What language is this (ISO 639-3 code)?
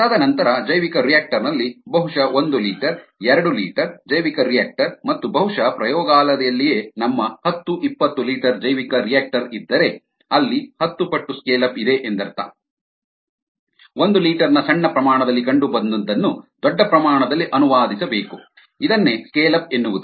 kan